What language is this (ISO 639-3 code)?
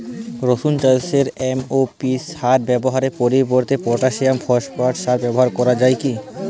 ben